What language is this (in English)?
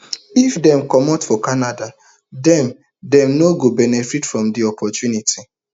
Nigerian Pidgin